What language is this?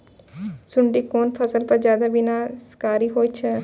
Maithili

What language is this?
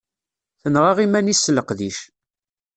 Kabyle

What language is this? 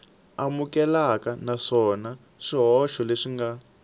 Tsonga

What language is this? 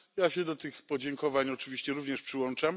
Polish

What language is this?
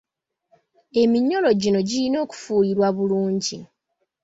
Ganda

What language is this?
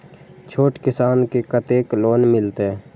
Maithili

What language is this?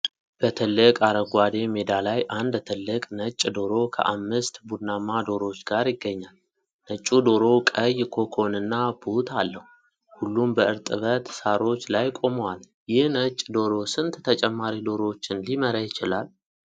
Amharic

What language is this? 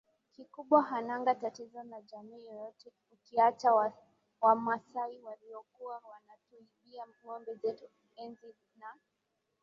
Swahili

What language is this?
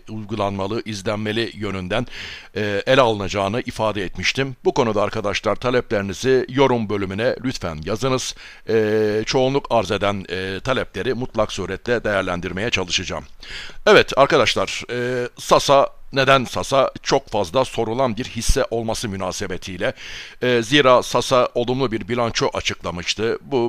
Turkish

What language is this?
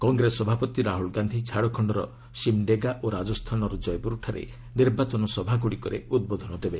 Odia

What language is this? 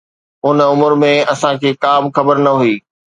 Sindhi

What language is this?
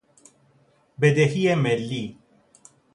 Persian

